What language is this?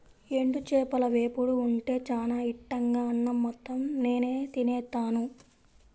Telugu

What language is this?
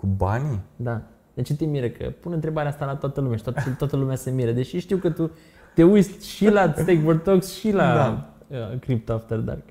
Romanian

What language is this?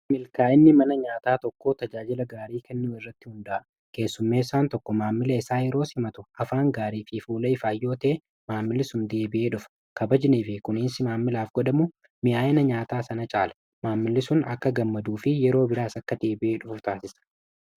Oromo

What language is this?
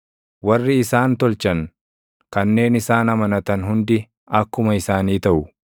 Oromo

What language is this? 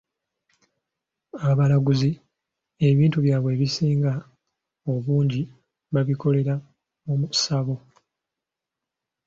Ganda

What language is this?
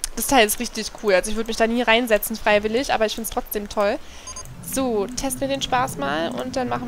German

